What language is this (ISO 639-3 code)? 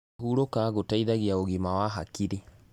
kik